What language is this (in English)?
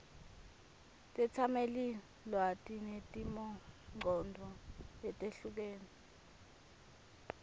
Swati